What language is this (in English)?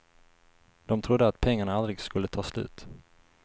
Swedish